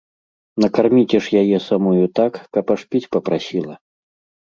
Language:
Belarusian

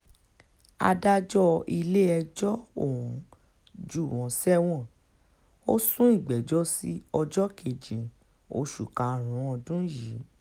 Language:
Yoruba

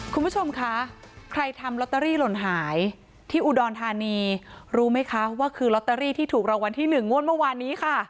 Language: Thai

